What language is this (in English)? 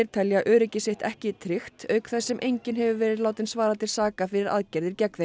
Icelandic